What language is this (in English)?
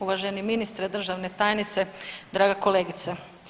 Croatian